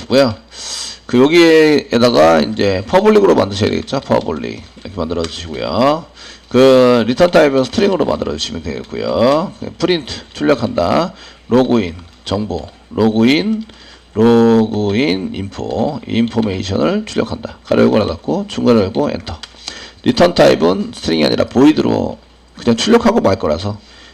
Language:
Korean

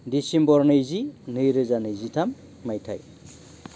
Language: Bodo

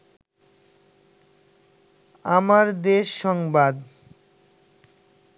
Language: Bangla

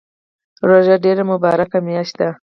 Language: Pashto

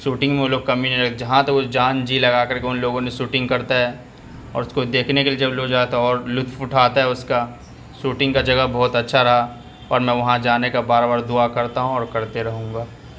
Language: Urdu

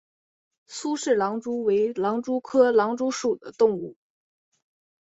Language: Chinese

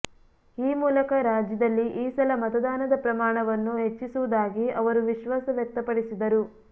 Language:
Kannada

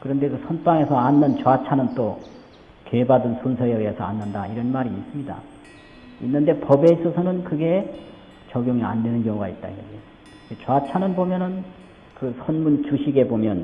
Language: Korean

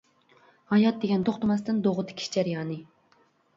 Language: Uyghur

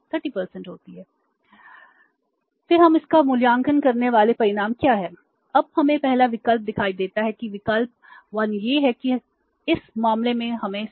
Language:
Hindi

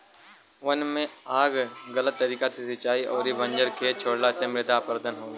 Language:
Bhojpuri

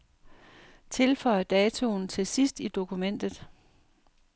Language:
Danish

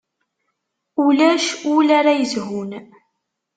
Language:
Kabyle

